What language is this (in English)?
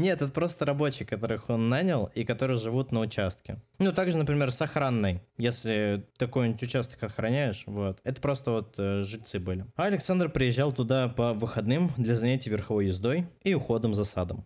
Russian